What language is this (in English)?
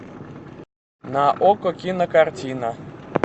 Russian